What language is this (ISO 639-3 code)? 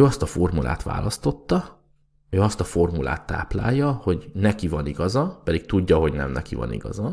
hun